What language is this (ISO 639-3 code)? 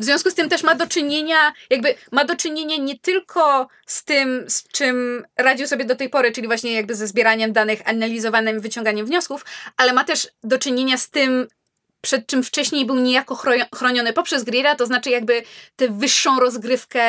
pol